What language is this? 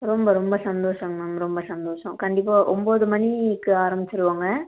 Tamil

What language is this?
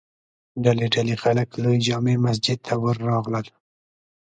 Pashto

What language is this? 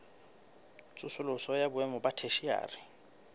Southern Sotho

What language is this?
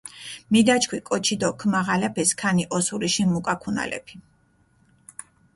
Mingrelian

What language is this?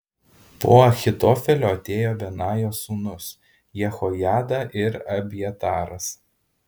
Lithuanian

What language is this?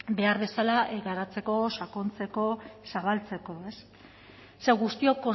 Basque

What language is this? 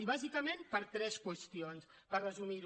Catalan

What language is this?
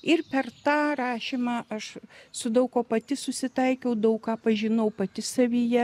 Lithuanian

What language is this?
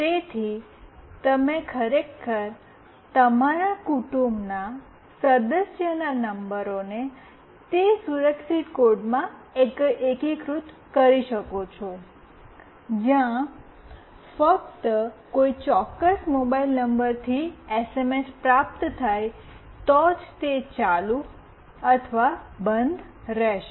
Gujarati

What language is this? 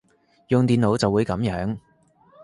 Cantonese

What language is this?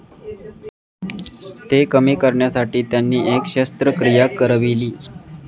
Marathi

